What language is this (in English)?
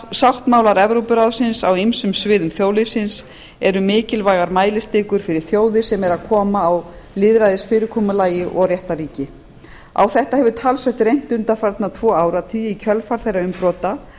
Icelandic